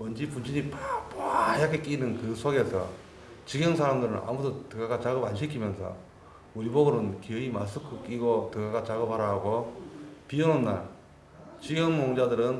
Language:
Korean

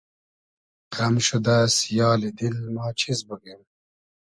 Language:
Hazaragi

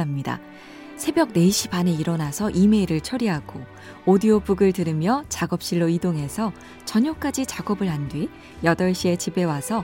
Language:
Korean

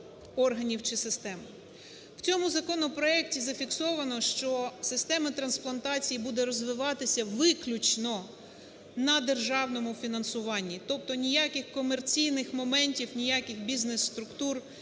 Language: Ukrainian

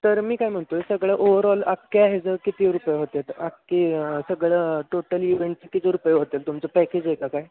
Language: Marathi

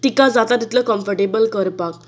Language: Konkani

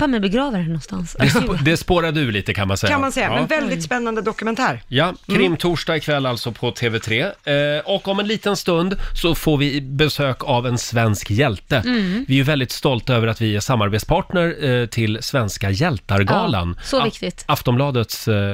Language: Swedish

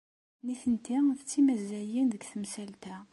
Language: Kabyle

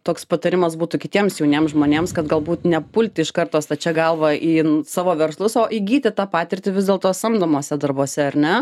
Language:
Lithuanian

